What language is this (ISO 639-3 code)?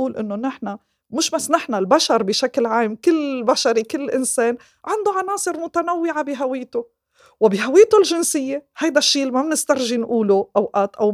ara